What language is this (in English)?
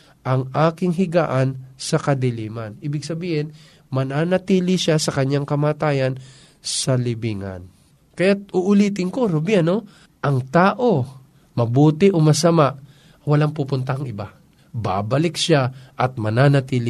Filipino